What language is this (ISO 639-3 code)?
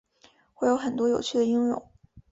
zho